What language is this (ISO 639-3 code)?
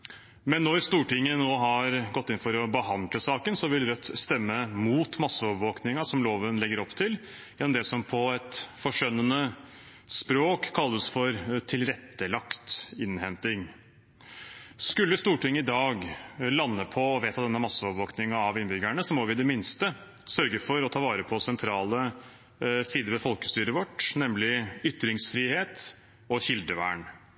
nob